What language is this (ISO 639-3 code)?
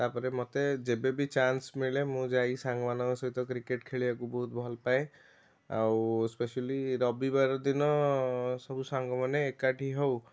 ori